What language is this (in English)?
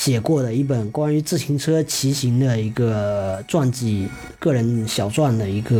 Chinese